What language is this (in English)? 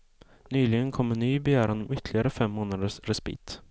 Swedish